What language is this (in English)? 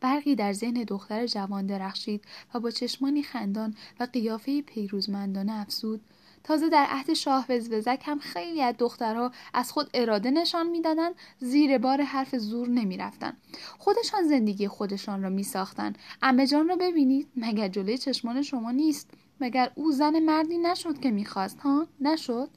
Persian